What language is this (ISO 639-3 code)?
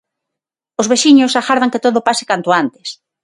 glg